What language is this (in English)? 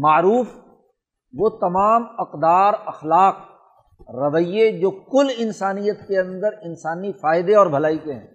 Urdu